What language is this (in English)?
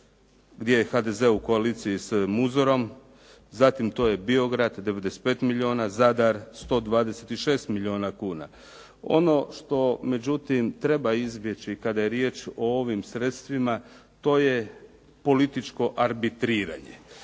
Croatian